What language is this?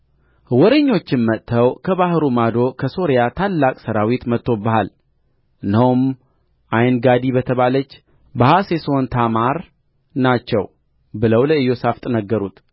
Amharic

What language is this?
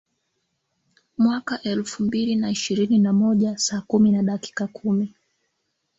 Swahili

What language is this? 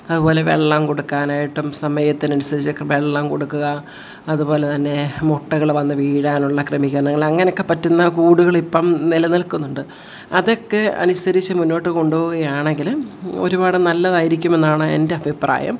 Malayalam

